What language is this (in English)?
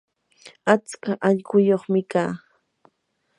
Yanahuanca Pasco Quechua